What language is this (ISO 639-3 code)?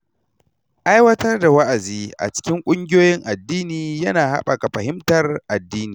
hau